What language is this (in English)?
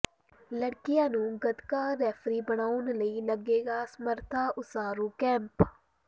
Punjabi